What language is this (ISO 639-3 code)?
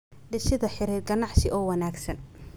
som